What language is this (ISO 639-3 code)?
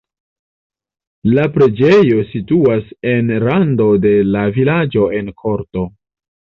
epo